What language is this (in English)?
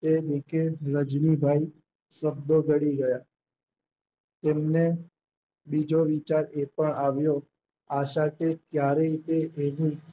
Gujarati